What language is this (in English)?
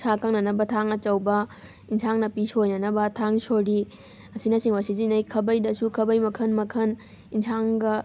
Manipuri